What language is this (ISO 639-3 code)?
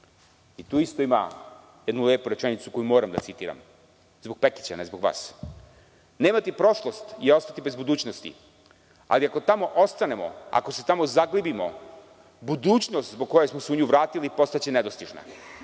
srp